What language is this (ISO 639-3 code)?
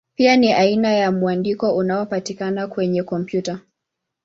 swa